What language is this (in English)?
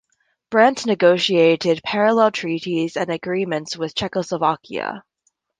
English